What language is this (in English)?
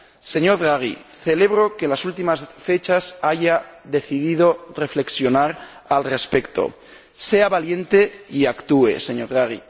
Spanish